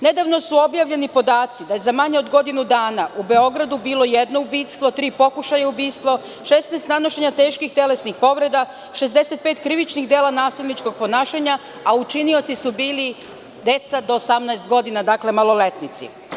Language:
Serbian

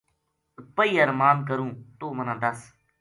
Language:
Gujari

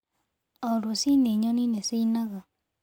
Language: Kikuyu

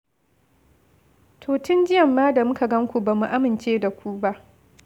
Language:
Hausa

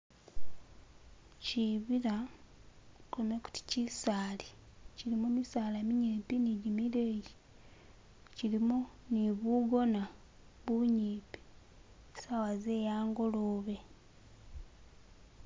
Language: Masaaba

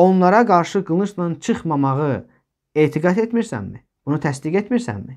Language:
Turkish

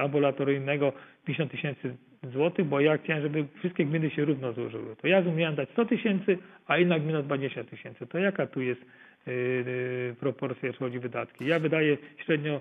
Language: Polish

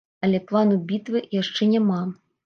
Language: Belarusian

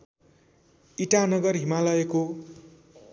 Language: Nepali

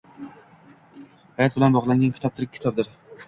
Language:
Uzbek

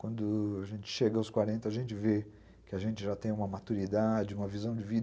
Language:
Portuguese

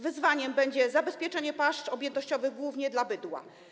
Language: Polish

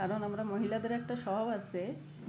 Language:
Bangla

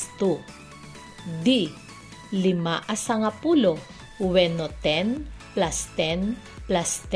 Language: Filipino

